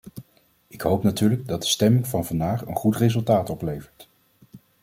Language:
Dutch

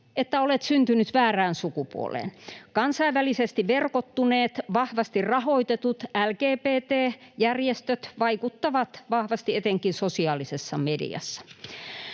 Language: Finnish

